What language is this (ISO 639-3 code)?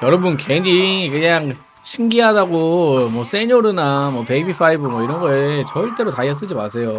kor